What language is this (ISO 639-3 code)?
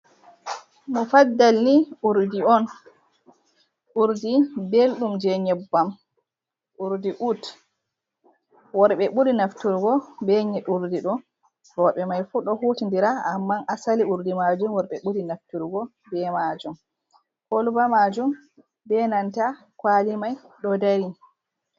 ful